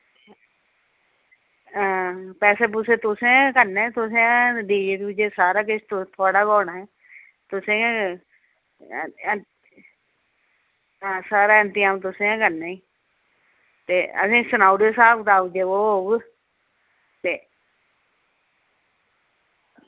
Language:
Dogri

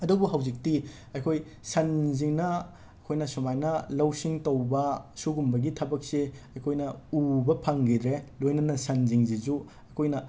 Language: Manipuri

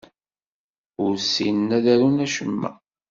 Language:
Kabyle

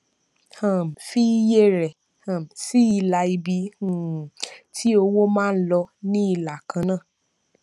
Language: Yoruba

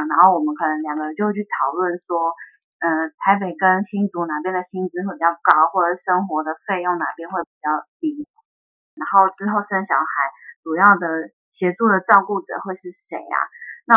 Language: Chinese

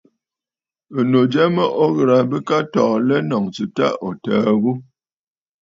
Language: Bafut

